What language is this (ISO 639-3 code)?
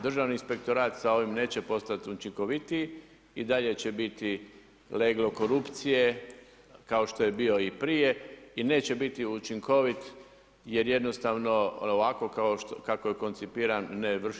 hrv